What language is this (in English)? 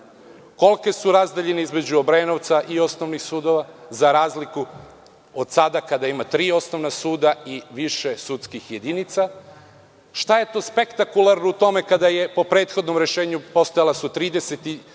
Serbian